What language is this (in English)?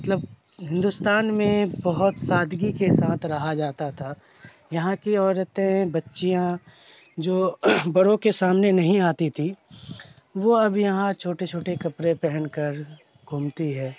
Urdu